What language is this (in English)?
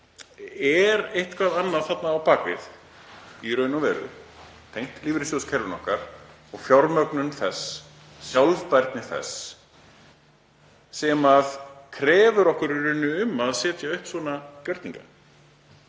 Icelandic